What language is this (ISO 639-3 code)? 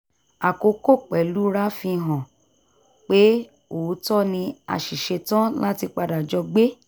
yor